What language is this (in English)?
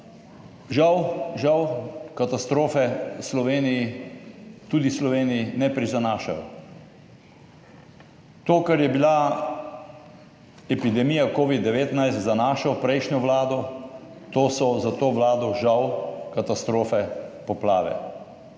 Slovenian